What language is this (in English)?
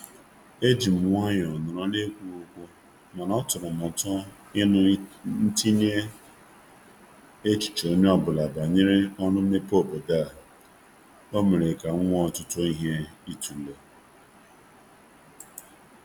Igbo